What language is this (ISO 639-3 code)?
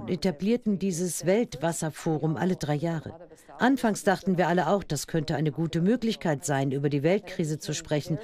deu